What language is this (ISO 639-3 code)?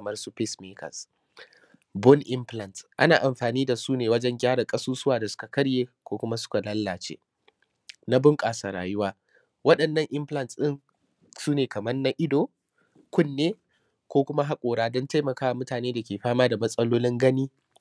hau